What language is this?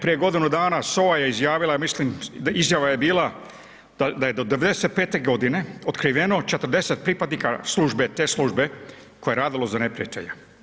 Croatian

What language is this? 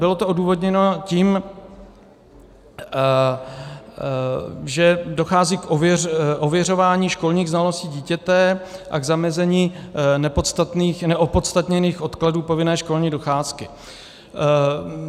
Czech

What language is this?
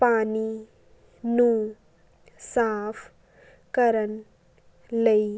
Punjabi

